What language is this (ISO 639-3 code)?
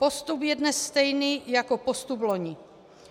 ces